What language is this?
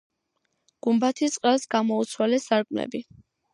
Georgian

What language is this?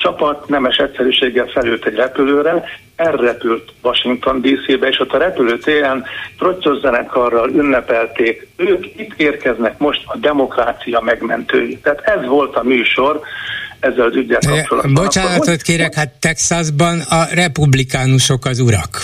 Hungarian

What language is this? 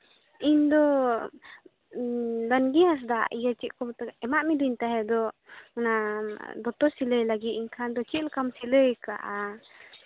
Santali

